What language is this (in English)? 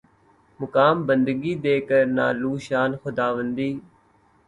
Urdu